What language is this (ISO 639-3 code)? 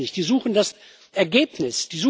deu